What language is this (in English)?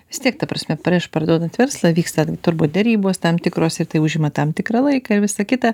Lithuanian